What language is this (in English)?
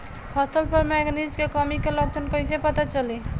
Bhojpuri